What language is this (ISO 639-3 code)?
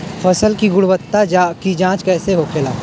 bho